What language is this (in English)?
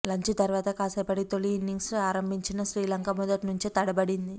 Telugu